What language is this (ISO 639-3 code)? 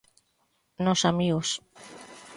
glg